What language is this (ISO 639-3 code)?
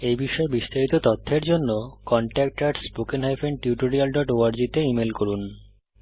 ben